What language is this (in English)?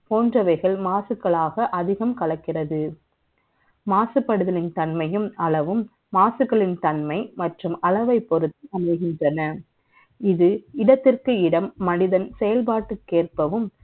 Tamil